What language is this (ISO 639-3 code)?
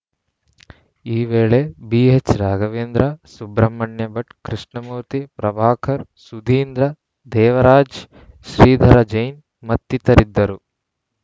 kan